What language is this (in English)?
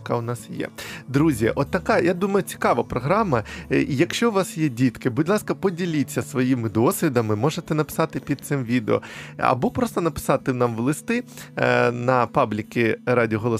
Ukrainian